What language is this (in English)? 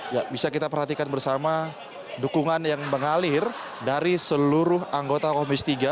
Indonesian